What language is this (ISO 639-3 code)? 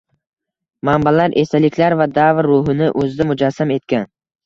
uzb